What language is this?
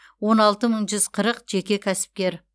Kazakh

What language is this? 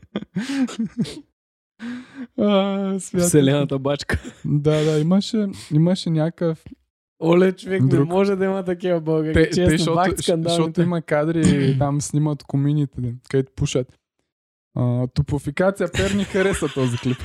Bulgarian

